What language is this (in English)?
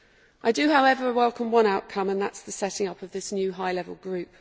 English